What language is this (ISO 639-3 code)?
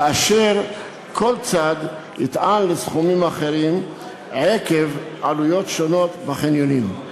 heb